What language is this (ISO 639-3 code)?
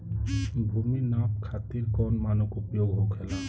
bho